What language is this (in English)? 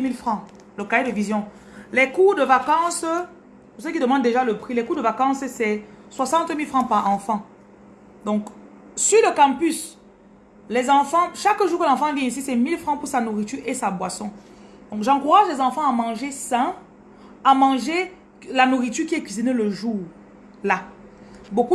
French